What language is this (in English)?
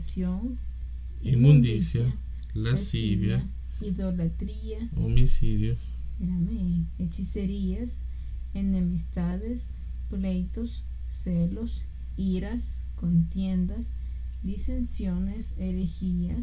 Spanish